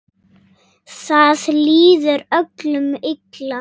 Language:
Icelandic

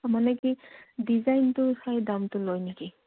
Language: Assamese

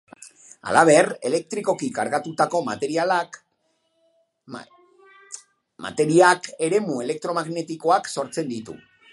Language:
Basque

